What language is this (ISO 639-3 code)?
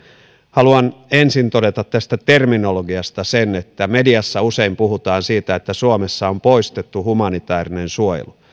fin